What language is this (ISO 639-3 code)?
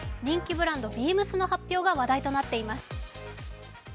jpn